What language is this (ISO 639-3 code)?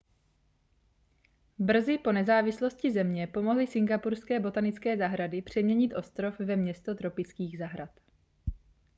ces